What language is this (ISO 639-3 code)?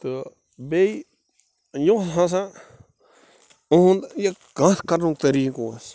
kas